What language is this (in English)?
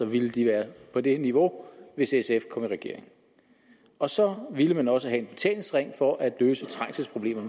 Danish